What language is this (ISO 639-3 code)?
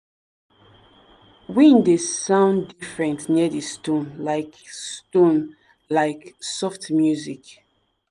pcm